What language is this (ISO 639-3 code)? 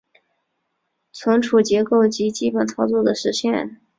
zho